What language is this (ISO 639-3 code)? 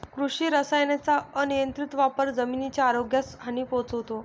mar